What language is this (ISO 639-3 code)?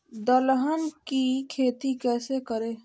mag